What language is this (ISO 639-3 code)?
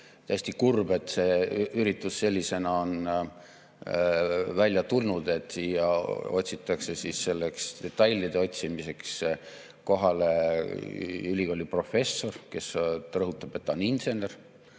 est